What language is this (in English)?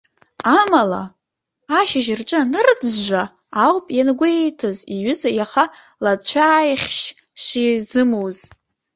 Abkhazian